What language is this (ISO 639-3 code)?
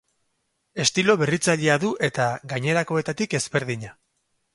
eus